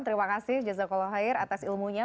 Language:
Indonesian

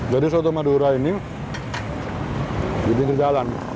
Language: Indonesian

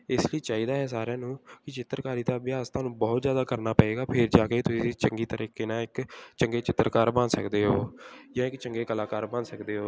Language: Punjabi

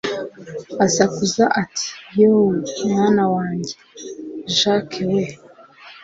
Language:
Kinyarwanda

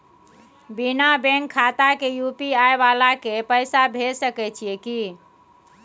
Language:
Maithili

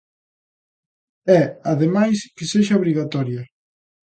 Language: Galician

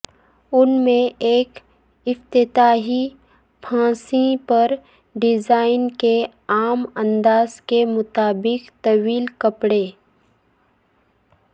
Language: Urdu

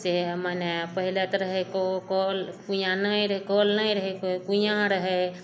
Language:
Maithili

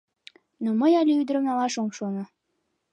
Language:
Mari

